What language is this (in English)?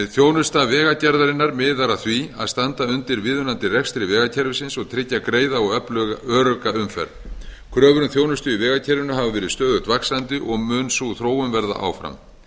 Icelandic